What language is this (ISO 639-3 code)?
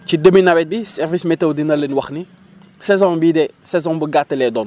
wol